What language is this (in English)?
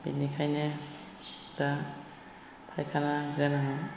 Bodo